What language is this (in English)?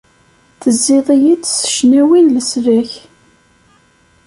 Kabyle